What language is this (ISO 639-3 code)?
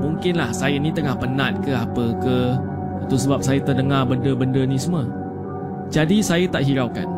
msa